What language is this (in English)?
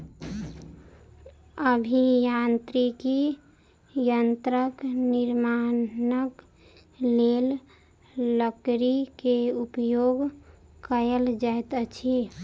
Maithili